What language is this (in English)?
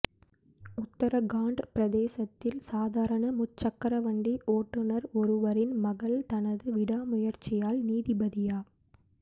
Tamil